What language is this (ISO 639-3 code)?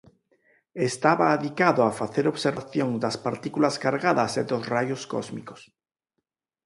glg